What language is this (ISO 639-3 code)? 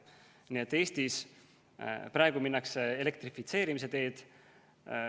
est